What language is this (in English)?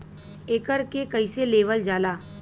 Bhojpuri